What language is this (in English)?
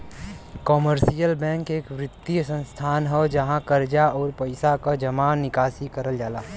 Bhojpuri